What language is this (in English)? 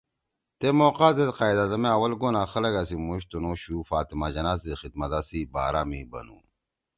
Torwali